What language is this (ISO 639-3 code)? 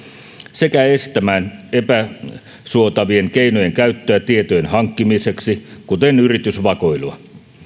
fin